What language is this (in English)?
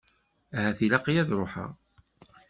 Kabyle